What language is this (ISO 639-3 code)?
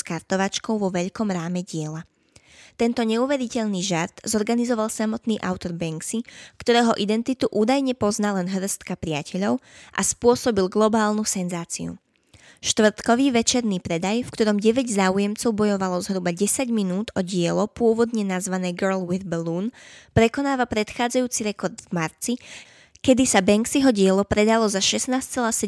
slk